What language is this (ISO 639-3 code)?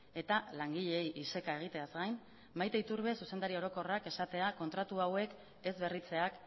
eus